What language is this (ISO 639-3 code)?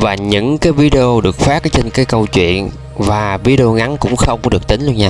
vie